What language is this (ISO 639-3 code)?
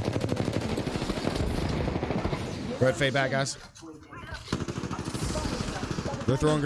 eng